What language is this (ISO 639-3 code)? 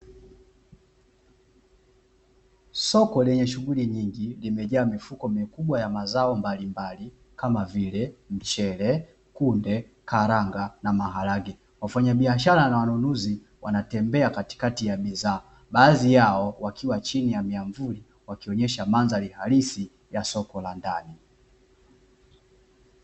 swa